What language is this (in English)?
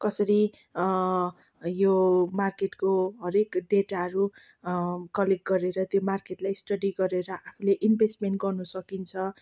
Nepali